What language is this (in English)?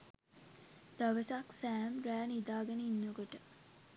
Sinhala